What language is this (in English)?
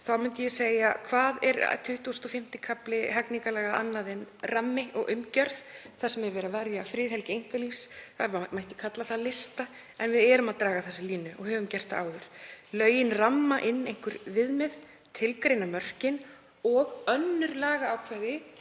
Icelandic